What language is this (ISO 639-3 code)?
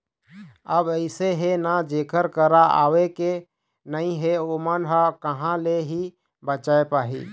hne